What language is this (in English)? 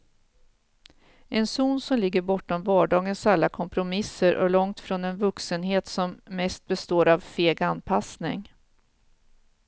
Swedish